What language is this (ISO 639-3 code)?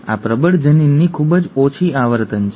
guj